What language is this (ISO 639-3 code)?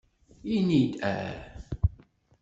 kab